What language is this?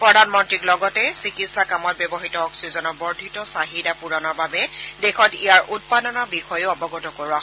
Assamese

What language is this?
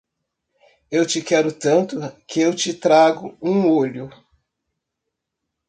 Portuguese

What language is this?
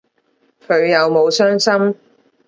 Cantonese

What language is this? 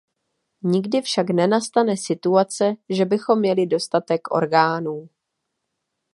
Czech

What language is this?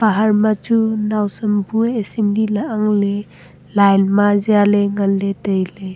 Wancho Naga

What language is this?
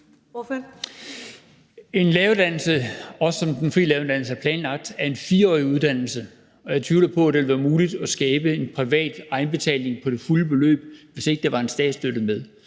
Danish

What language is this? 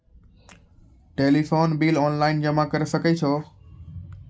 Maithili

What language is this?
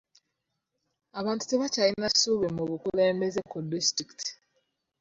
Ganda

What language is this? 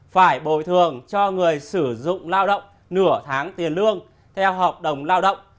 Vietnamese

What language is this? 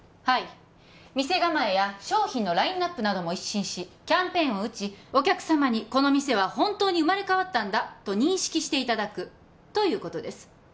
Japanese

